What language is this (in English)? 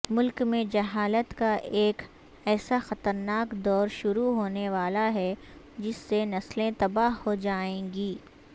Urdu